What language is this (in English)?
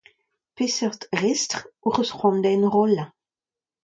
Breton